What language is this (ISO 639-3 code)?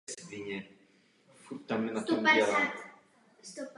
ces